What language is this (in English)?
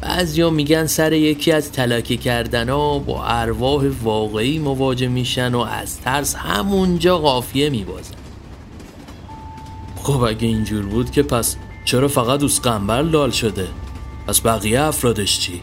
Persian